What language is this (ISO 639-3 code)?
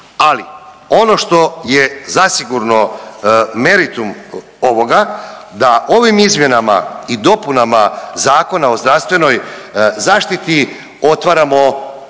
hrv